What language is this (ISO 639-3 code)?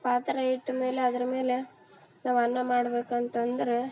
kan